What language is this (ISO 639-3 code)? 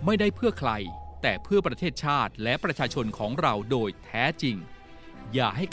tha